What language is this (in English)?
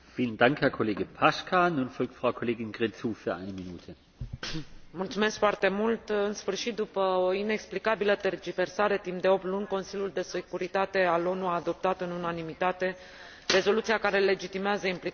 Romanian